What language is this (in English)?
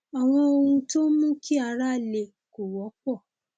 Yoruba